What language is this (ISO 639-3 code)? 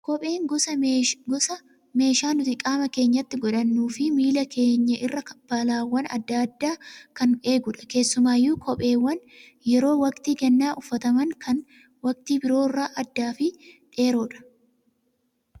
orm